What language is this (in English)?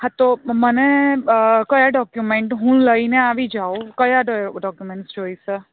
Gujarati